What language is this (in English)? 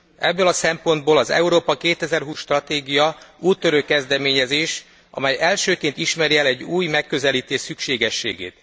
Hungarian